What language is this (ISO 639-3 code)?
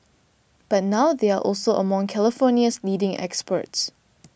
eng